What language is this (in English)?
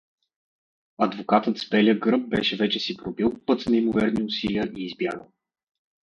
Bulgarian